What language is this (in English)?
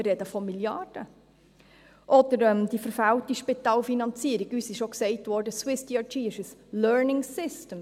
Swiss German